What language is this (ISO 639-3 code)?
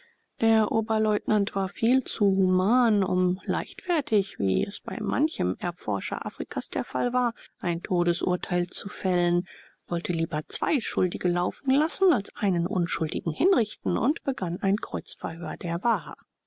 deu